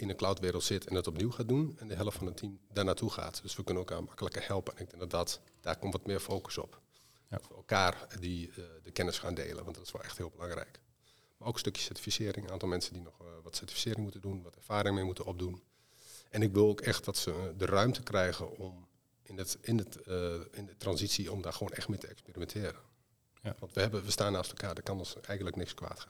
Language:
Dutch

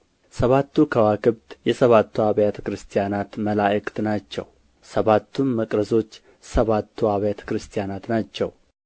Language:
Amharic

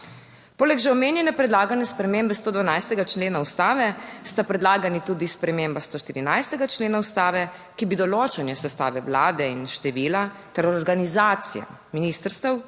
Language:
Slovenian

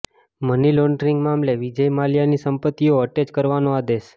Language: Gujarati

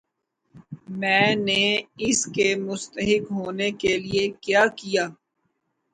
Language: Urdu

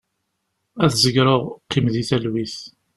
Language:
Kabyle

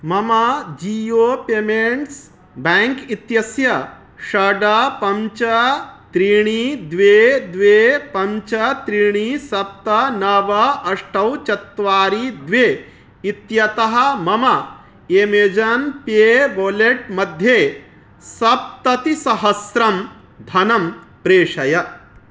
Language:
Sanskrit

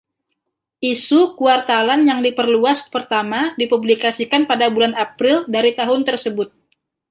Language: Indonesian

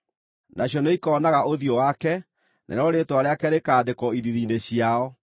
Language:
Kikuyu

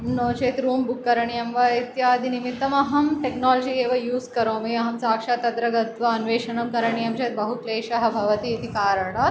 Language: Sanskrit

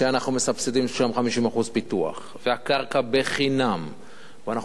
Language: Hebrew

